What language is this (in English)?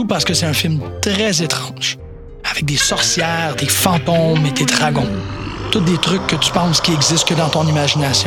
French